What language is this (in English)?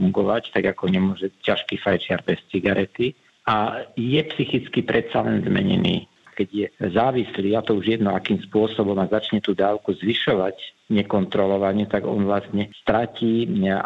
Slovak